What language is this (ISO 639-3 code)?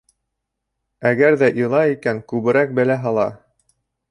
bak